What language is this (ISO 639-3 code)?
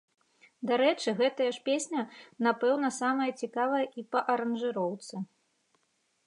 bel